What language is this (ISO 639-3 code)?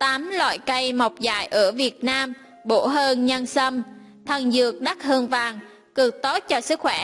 vie